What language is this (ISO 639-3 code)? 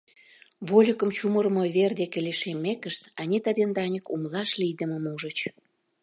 chm